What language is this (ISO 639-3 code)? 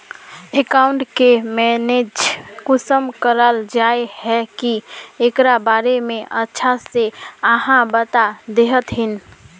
mag